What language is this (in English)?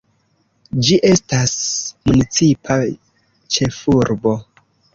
Esperanto